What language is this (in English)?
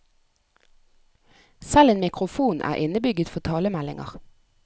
Norwegian